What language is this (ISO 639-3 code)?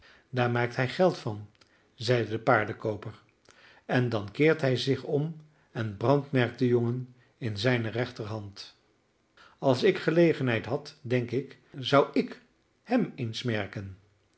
nld